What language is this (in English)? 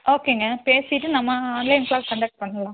Tamil